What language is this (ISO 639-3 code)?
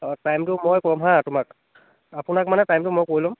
asm